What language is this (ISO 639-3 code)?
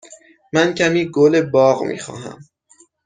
fas